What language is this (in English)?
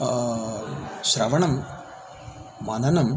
Sanskrit